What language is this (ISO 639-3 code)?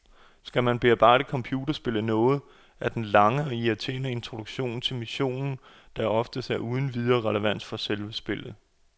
dan